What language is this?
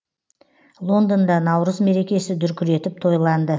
Kazakh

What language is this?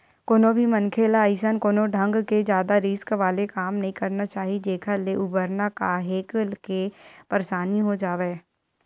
Chhattisgarhi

